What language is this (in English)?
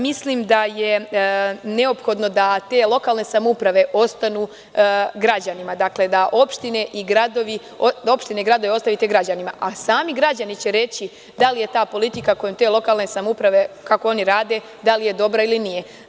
Serbian